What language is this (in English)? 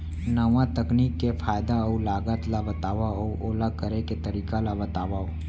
Chhattisgarhi